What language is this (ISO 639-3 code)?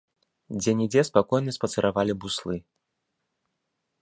bel